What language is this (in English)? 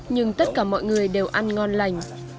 Vietnamese